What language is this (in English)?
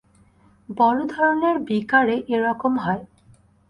Bangla